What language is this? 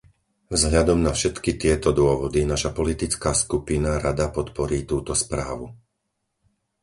Slovak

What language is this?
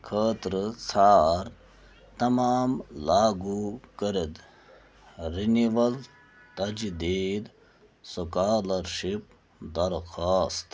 Kashmiri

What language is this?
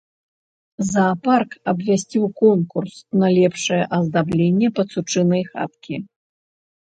Belarusian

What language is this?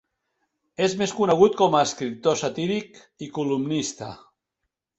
Catalan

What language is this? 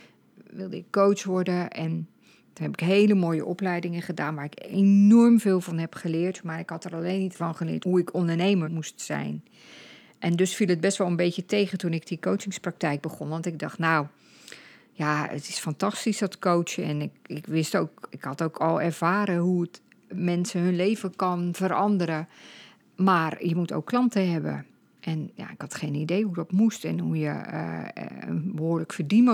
Dutch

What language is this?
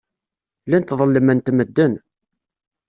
Kabyle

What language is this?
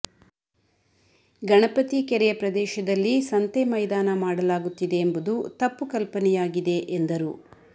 Kannada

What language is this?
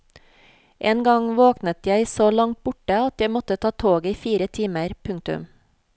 Norwegian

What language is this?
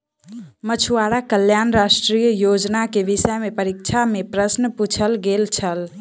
Maithili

